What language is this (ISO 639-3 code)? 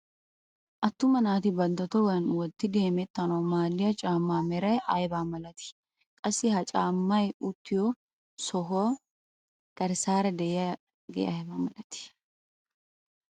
wal